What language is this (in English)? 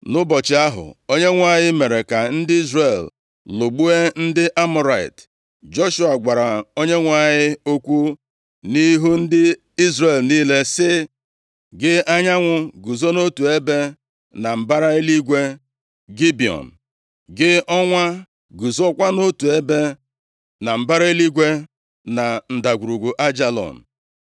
Igbo